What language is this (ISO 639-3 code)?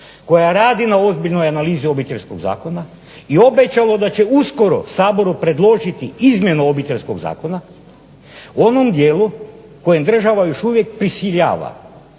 hrv